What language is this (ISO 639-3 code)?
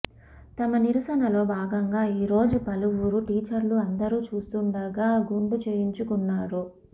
tel